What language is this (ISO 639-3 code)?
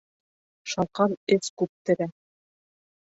bak